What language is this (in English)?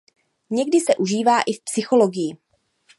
Czech